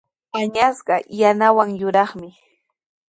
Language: Sihuas Ancash Quechua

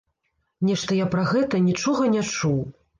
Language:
Belarusian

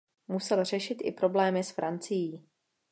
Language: Czech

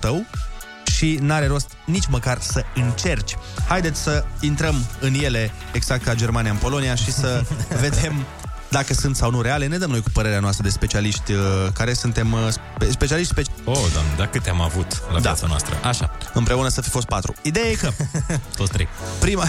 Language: Romanian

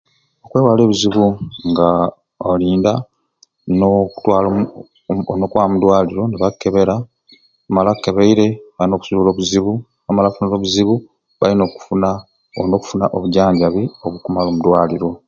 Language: Ruuli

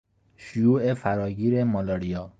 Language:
Persian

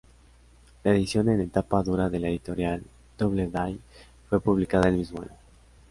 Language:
Spanish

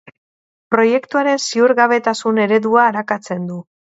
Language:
Basque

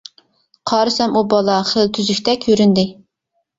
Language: Uyghur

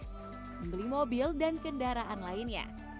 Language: Indonesian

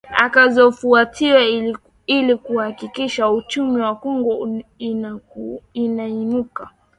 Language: Swahili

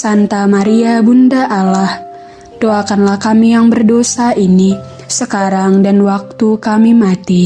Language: Indonesian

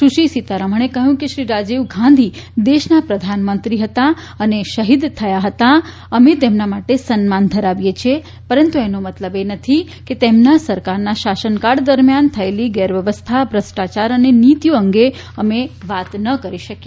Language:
Gujarati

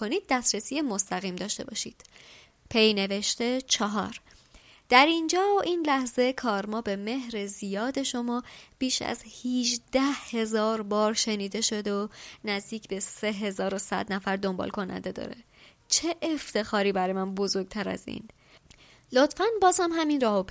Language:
Persian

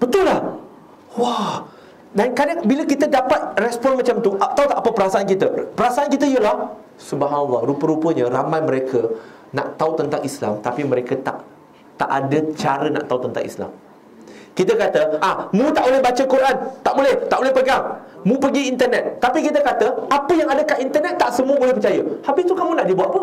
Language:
Malay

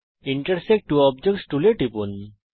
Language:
Bangla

